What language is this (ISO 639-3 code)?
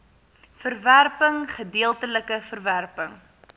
afr